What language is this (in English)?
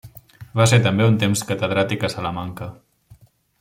Catalan